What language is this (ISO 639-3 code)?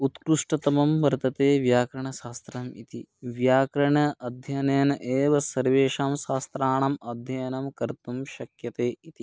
san